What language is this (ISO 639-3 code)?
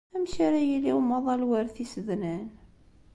kab